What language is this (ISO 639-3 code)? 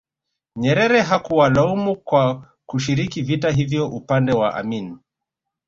swa